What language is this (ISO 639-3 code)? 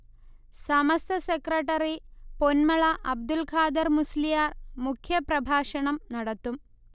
mal